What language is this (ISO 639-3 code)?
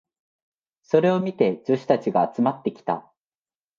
jpn